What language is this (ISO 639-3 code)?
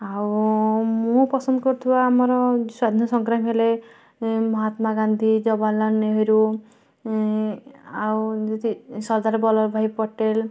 ori